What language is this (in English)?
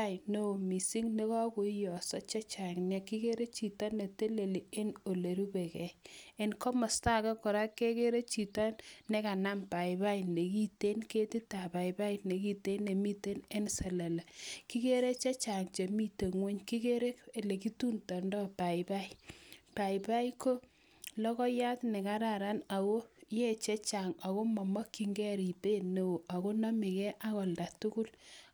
Kalenjin